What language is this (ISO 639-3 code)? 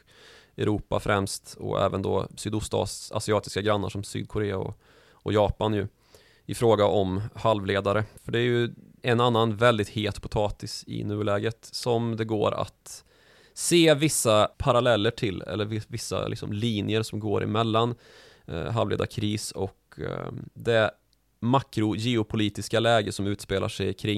swe